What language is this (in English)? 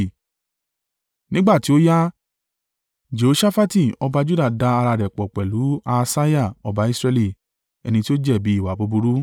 Yoruba